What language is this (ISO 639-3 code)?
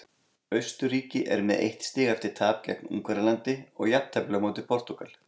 isl